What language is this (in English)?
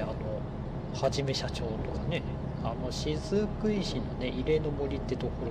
Japanese